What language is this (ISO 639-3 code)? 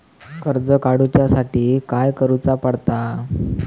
mar